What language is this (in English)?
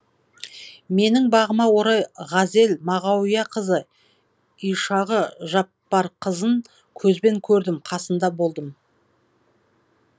Kazakh